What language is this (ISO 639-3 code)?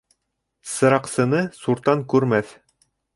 bak